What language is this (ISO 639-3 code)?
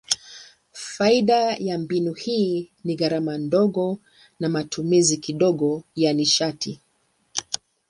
swa